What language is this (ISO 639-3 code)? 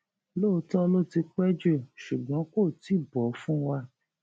yor